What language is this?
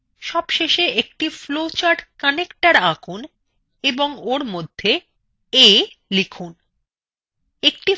Bangla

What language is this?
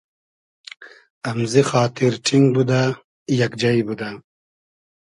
Hazaragi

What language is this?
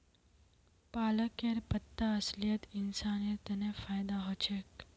Magahi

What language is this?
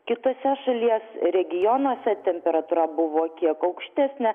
Lithuanian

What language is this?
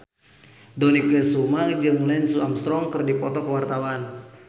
Sundanese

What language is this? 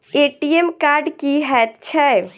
Maithili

